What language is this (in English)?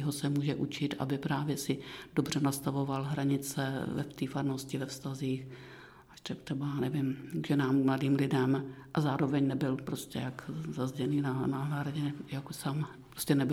Czech